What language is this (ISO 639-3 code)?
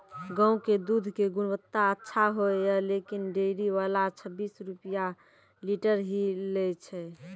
mai